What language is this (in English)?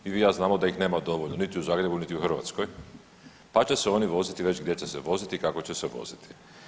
Croatian